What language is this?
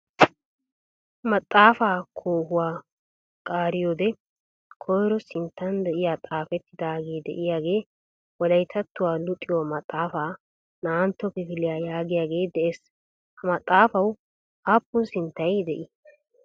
Wolaytta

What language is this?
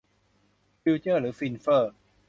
Thai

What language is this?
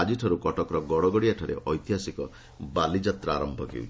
Odia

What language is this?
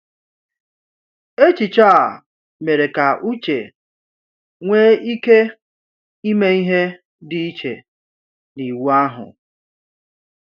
Igbo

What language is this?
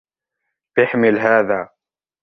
Arabic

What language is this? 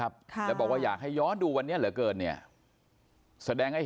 Thai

